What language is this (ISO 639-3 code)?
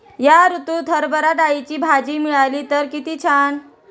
mar